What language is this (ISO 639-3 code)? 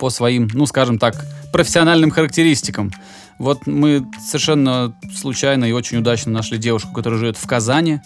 rus